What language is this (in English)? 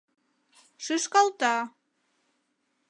Mari